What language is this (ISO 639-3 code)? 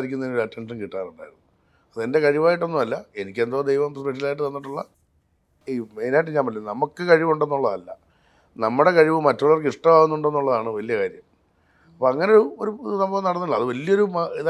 mal